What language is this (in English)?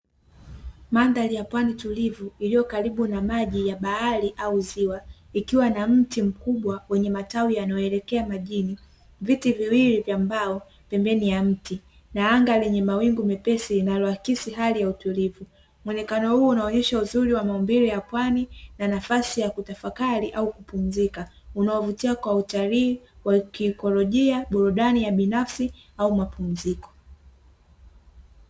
Swahili